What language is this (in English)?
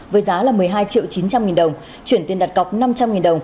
Vietnamese